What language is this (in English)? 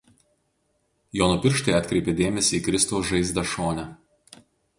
Lithuanian